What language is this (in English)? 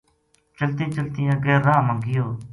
Gujari